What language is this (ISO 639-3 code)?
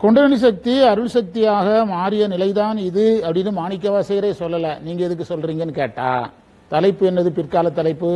tam